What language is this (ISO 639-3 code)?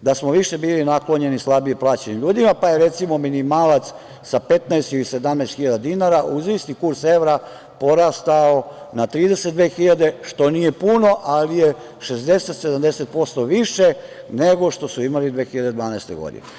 srp